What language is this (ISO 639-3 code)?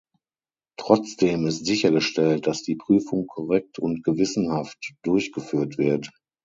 deu